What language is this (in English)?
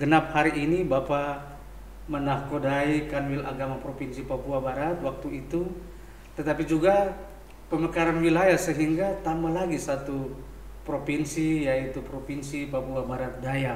Indonesian